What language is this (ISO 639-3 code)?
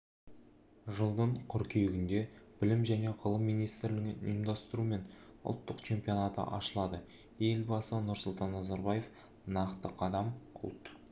kaz